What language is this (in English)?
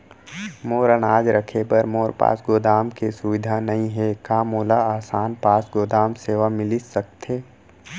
Chhattisgarhi